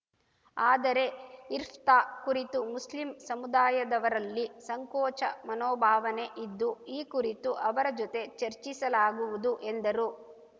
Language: Kannada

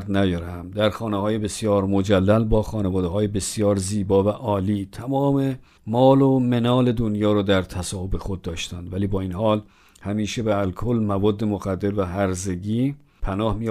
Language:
Persian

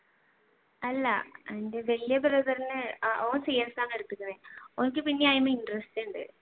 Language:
Malayalam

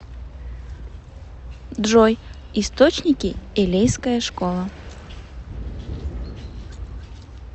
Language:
Russian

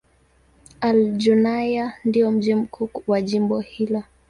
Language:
Swahili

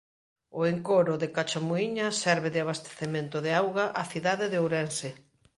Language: Galician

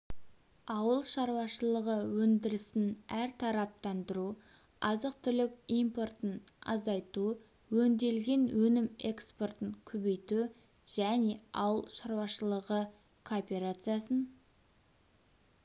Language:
Kazakh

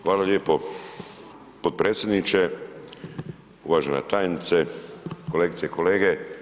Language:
Croatian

